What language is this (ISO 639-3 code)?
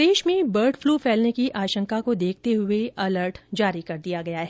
hin